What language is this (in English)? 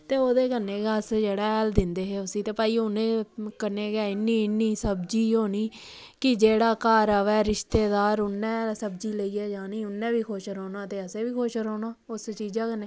Dogri